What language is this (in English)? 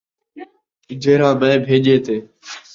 Saraiki